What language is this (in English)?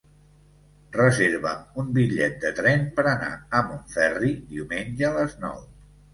Catalan